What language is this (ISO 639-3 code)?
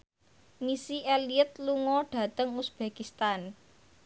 jav